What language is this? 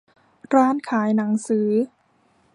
Thai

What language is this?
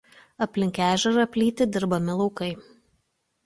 Lithuanian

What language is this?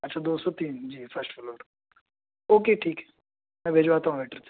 Urdu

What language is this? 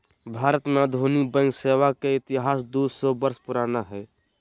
Magahi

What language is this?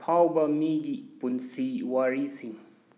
Manipuri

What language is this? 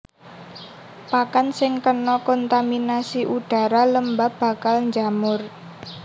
Javanese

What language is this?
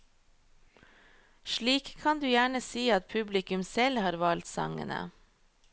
Norwegian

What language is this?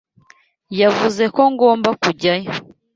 Kinyarwanda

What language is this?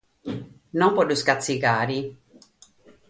Sardinian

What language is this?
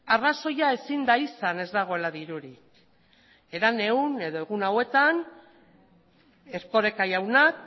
Basque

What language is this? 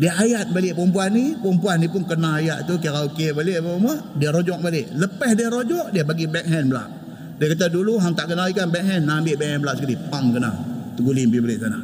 Malay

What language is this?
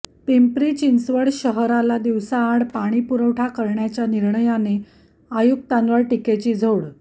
Marathi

